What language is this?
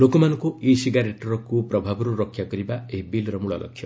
Odia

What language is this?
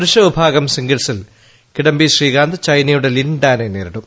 Malayalam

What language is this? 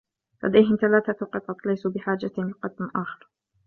Arabic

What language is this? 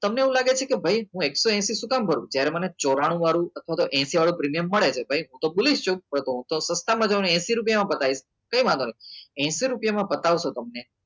Gujarati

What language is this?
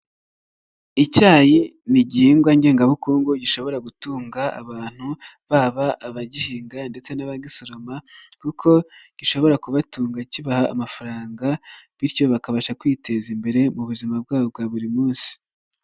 Kinyarwanda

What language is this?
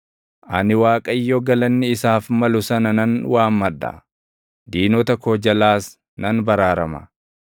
Oromo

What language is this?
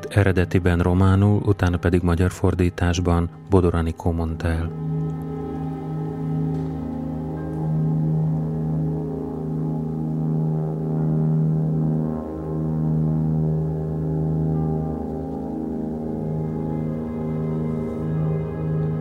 Hungarian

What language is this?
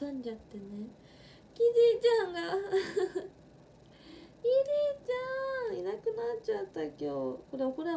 Japanese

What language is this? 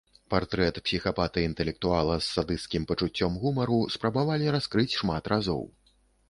Belarusian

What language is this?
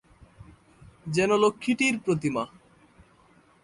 Bangla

